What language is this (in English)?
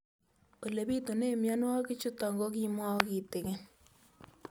Kalenjin